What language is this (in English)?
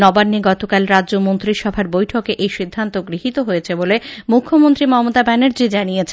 Bangla